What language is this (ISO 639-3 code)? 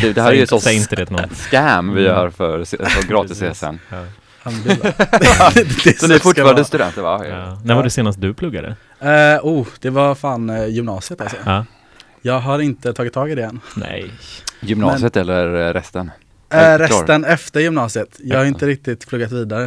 swe